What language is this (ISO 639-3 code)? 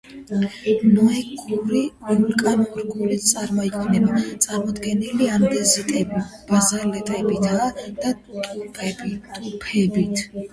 kat